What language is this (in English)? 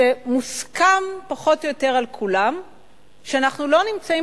Hebrew